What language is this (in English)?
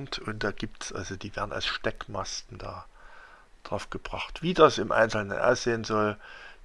German